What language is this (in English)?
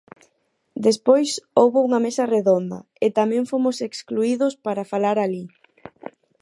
Galician